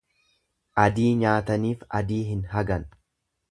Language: Oromo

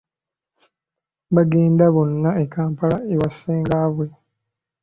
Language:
Ganda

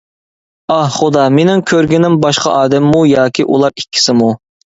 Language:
Uyghur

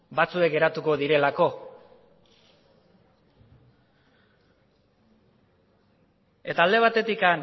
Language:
Basque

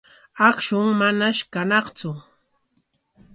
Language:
Corongo Ancash Quechua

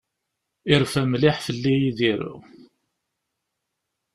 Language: Kabyle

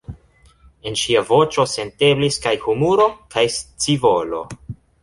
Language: Esperanto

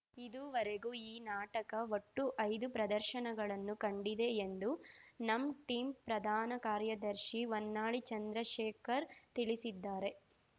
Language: Kannada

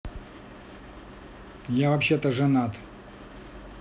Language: Russian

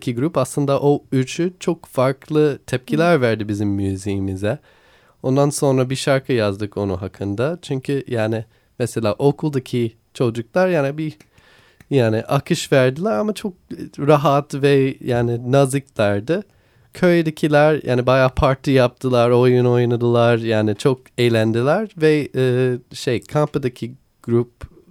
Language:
Turkish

